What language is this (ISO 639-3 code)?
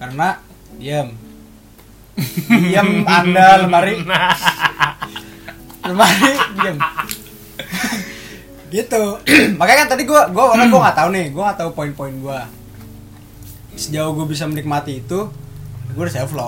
ind